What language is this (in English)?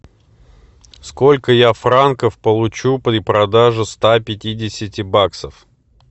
Russian